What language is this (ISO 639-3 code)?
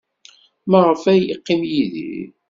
kab